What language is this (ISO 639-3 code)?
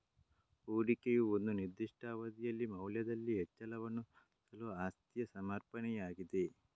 kan